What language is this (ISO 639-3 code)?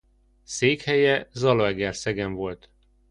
hun